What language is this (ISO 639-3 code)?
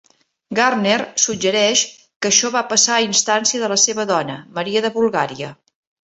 cat